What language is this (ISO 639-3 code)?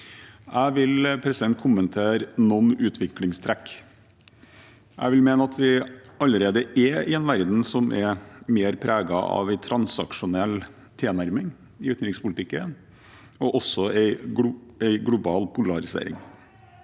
nor